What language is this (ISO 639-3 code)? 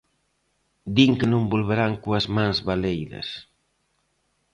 glg